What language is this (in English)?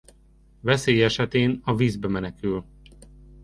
Hungarian